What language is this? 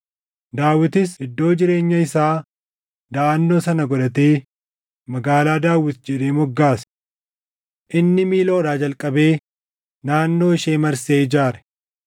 Oromo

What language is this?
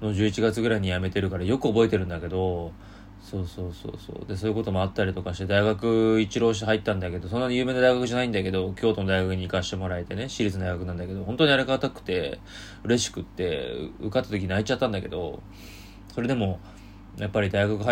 Japanese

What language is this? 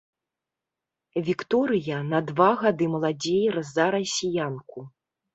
Belarusian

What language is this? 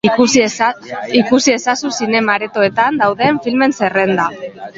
Basque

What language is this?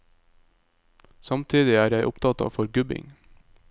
Norwegian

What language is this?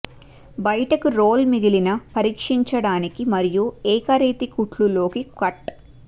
Telugu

